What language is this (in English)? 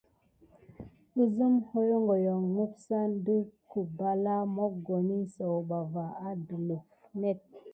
Gidar